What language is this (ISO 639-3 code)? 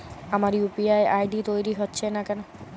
ben